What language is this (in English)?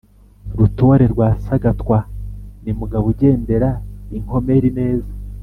Kinyarwanda